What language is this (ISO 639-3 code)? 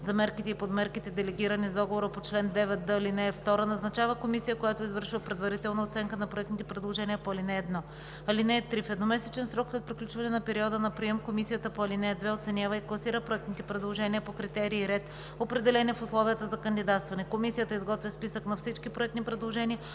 bul